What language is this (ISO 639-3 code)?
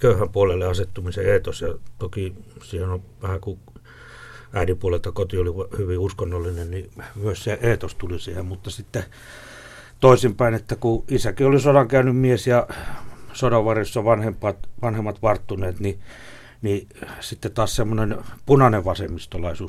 fin